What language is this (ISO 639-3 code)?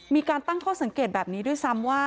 tha